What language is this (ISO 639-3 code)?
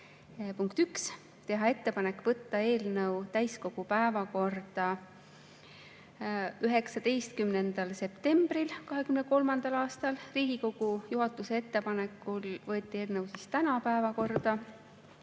est